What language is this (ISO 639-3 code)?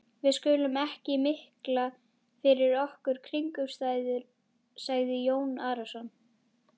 isl